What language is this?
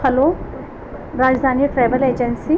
Urdu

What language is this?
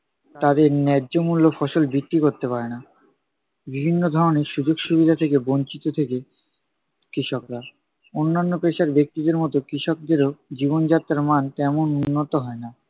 Bangla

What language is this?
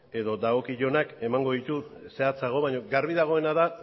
Basque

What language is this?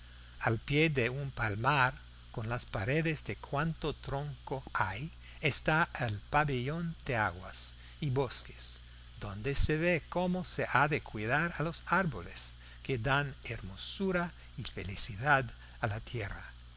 Spanish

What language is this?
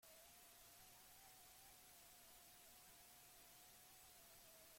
Basque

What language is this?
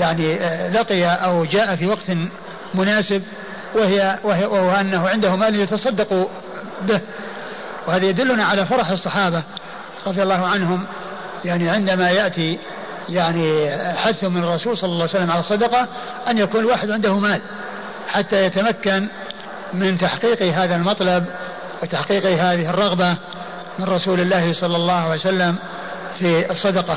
Arabic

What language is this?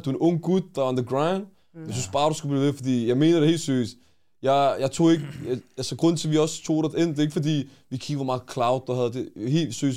Danish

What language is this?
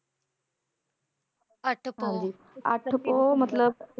Punjabi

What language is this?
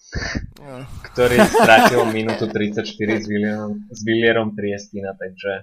Slovak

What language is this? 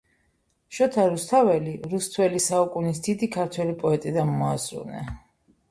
Georgian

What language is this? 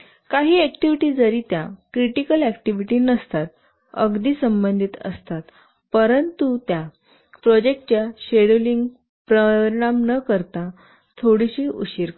Marathi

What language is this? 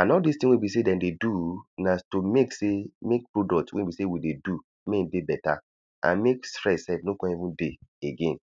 Nigerian Pidgin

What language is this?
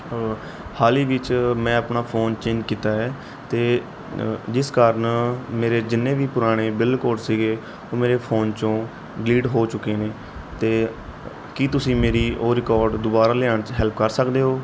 Punjabi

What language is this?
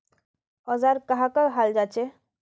Magahi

